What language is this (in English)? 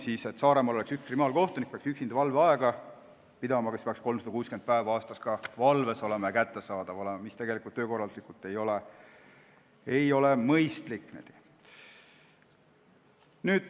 Estonian